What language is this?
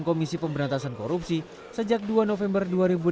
Indonesian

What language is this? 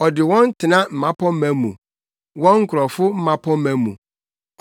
Akan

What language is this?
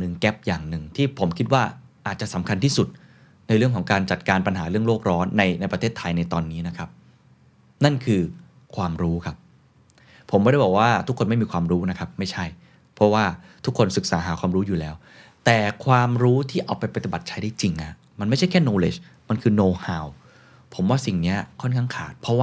Thai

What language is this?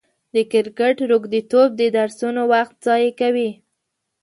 Pashto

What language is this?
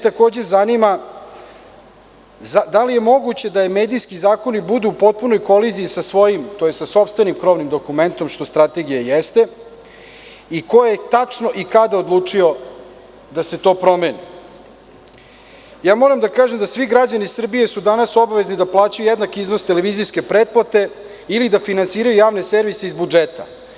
Serbian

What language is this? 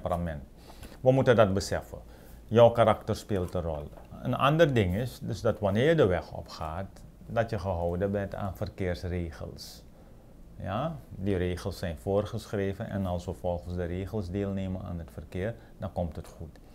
Dutch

